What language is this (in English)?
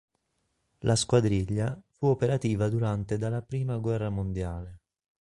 Italian